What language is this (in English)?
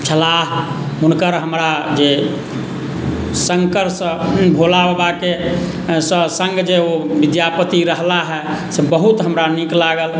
Maithili